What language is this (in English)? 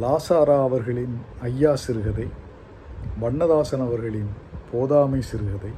Tamil